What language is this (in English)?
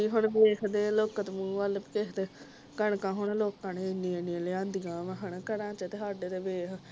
Punjabi